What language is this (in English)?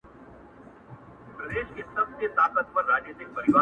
Pashto